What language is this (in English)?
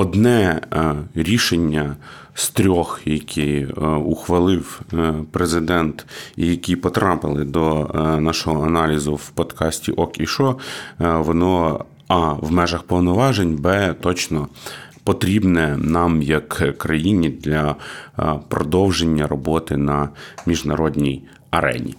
Ukrainian